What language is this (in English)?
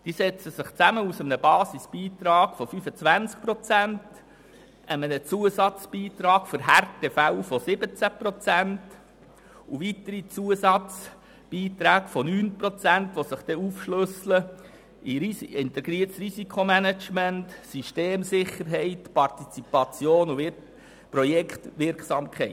Swiss German